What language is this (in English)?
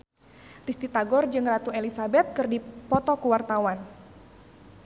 Sundanese